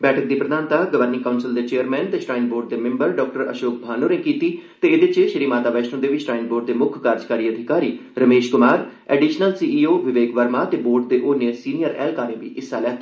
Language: Dogri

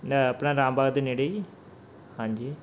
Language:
Punjabi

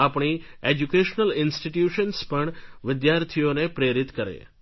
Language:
Gujarati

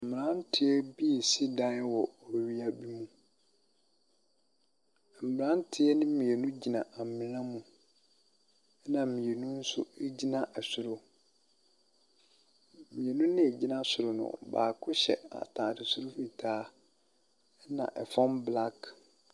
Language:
Akan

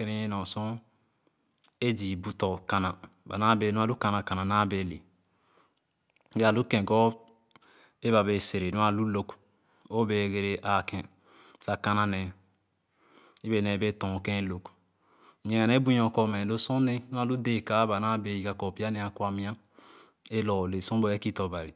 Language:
Khana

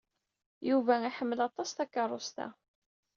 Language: Kabyle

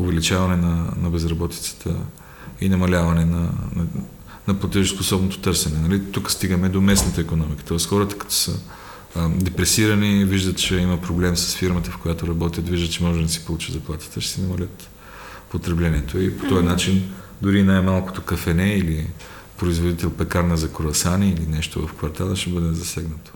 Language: Bulgarian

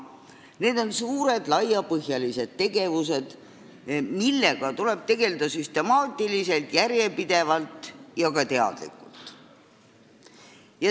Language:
Estonian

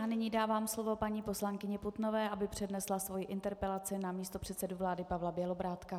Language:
Czech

